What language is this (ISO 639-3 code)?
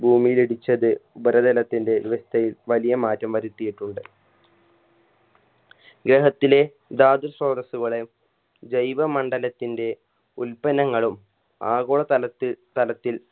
mal